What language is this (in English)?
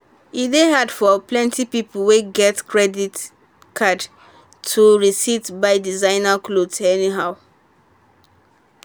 Nigerian Pidgin